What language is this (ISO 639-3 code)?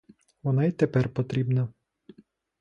ukr